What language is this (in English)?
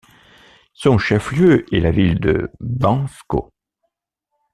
French